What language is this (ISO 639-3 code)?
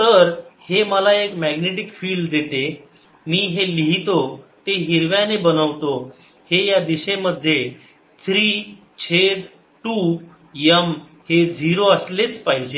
mar